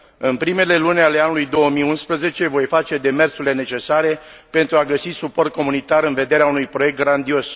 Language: Romanian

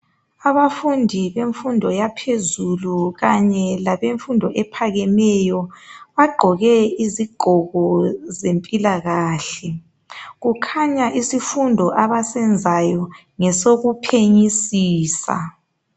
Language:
North Ndebele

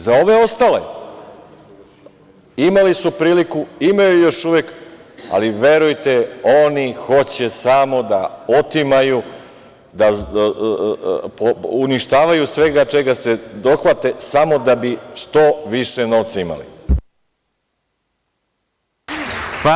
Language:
Serbian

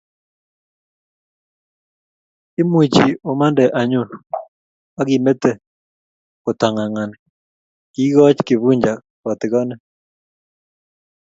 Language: Kalenjin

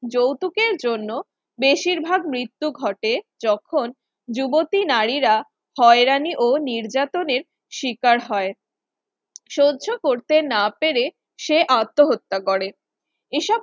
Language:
Bangla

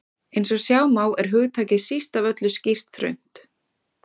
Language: Icelandic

